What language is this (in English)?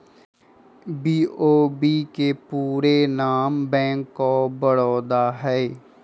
Magahi